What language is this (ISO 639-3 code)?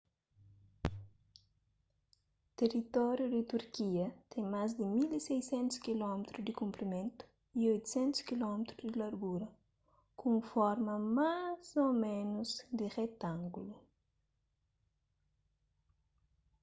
kea